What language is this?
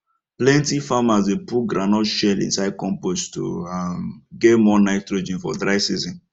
Nigerian Pidgin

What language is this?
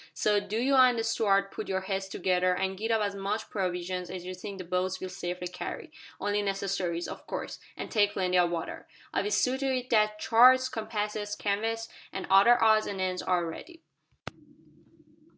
English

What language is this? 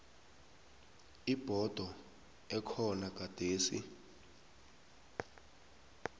South Ndebele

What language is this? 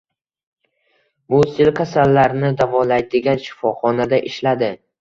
Uzbek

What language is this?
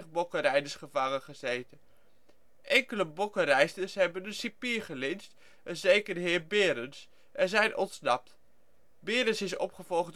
Dutch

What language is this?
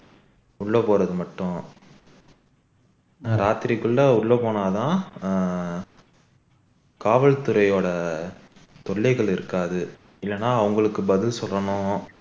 Tamil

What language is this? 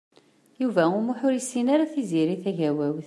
Kabyle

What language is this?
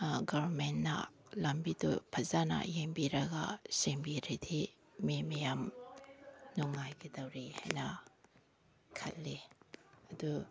Manipuri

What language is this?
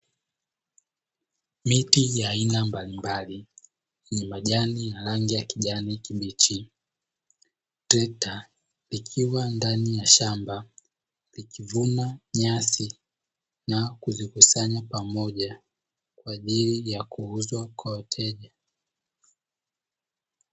Swahili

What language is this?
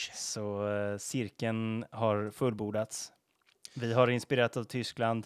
Swedish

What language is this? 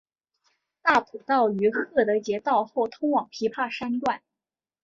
Chinese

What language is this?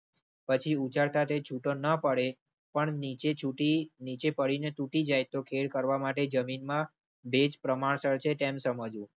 Gujarati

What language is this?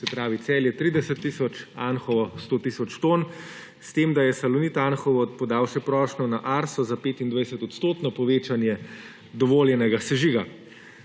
Slovenian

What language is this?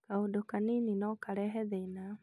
Kikuyu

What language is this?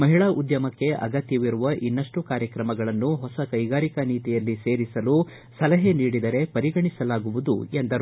Kannada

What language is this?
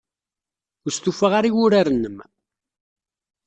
Kabyle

